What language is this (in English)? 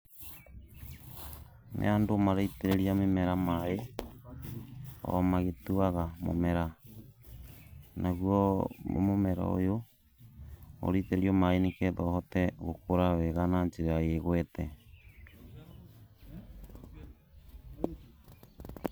Kikuyu